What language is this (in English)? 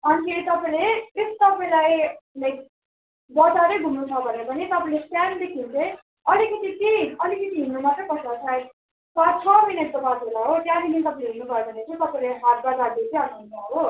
Nepali